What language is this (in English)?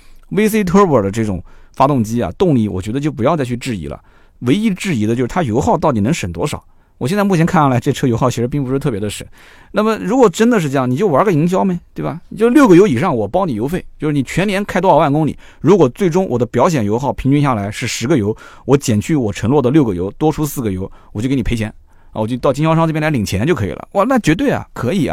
Chinese